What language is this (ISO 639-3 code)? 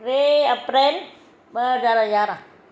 snd